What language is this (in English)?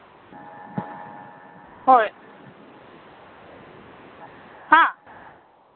Manipuri